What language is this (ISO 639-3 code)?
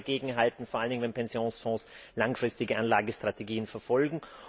deu